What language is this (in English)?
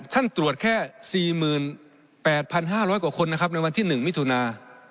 Thai